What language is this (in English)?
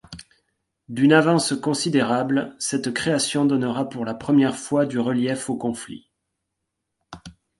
French